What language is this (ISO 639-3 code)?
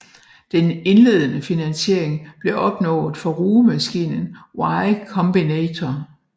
dan